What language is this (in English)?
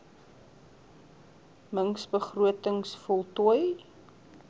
Afrikaans